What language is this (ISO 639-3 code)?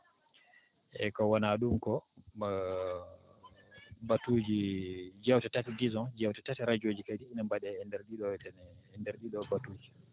ful